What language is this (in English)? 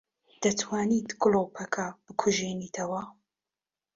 Central Kurdish